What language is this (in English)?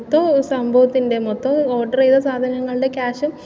Malayalam